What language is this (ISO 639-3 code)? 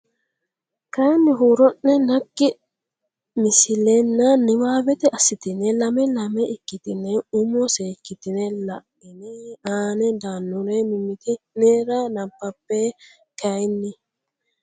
sid